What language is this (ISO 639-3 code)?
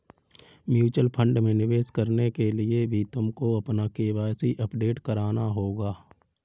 hin